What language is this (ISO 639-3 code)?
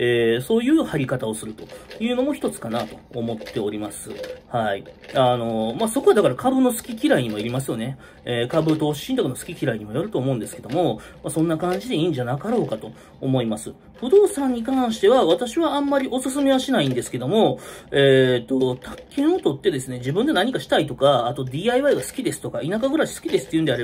jpn